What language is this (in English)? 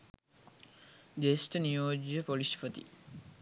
Sinhala